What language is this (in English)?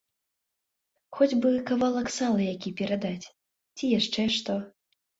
Belarusian